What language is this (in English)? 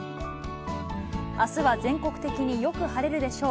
Japanese